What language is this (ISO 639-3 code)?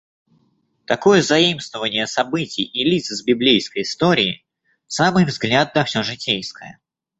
rus